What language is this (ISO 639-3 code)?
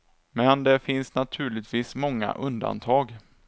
swe